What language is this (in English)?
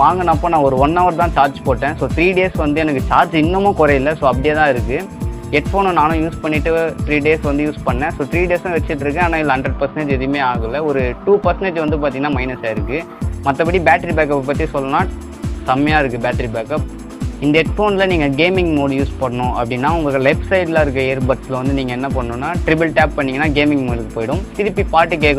Korean